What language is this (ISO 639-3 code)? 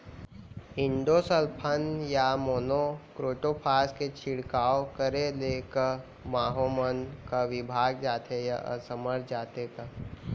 hne